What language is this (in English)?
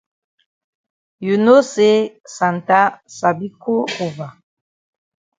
Cameroon Pidgin